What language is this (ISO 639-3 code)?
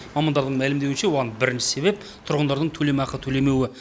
kaz